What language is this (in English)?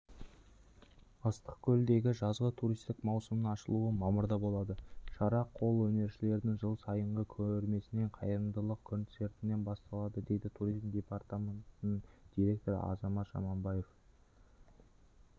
Kazakh